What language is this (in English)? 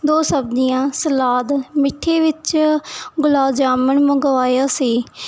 Punjabi